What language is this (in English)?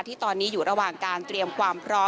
Thai